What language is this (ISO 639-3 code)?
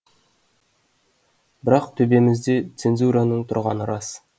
kaz